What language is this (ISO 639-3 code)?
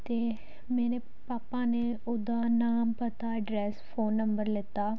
pan